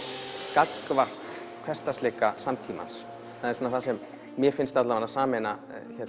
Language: Icelandic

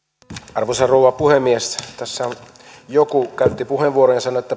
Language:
Finnish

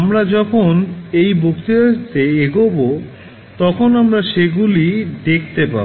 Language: Bangla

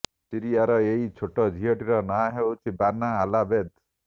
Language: Odia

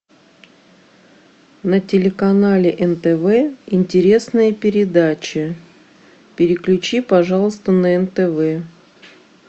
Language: Russian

